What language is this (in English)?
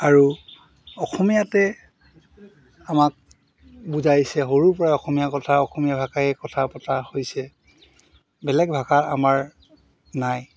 Assamese